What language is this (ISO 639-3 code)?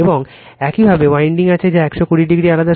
ben